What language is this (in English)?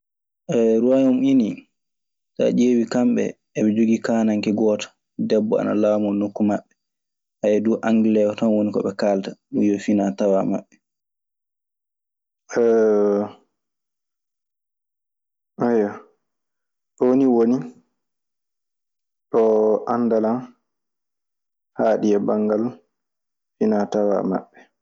Maasina Fulfulde